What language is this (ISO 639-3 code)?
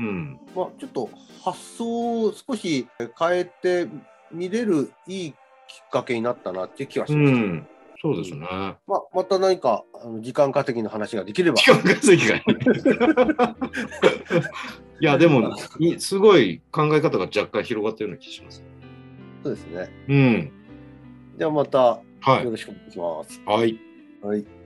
jpn